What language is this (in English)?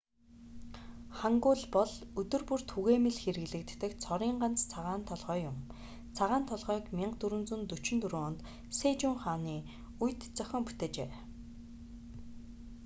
Mongolian